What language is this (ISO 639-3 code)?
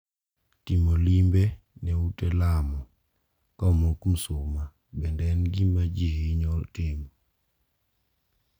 luo